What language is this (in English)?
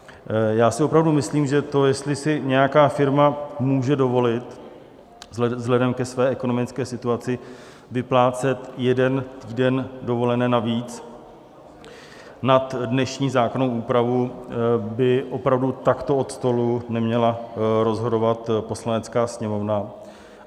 Czech